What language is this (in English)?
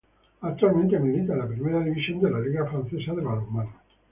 Spanish